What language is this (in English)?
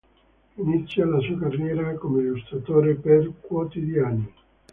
Italian